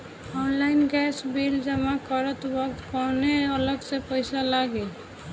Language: Bhojpuri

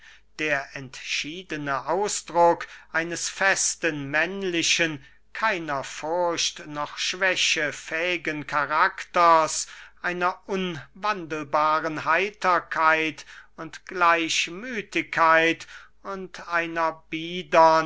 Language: German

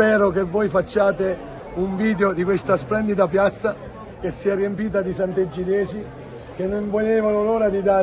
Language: Italian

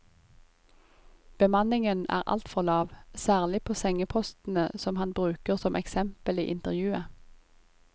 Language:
Norwegian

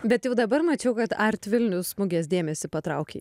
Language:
Lithuanian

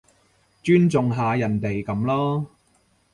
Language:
Cantonese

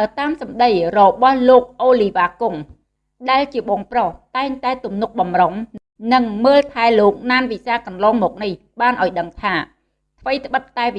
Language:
Vietnamese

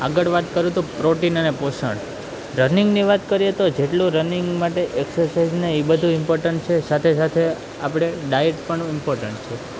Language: Gujarati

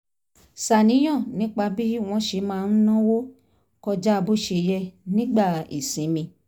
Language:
Yoruba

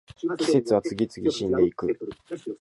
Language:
Japanese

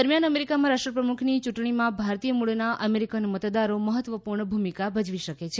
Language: Gujarati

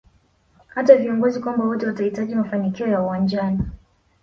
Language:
Swahili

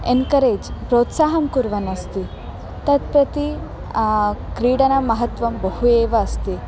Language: Sanskrit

